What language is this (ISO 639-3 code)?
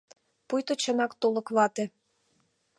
chm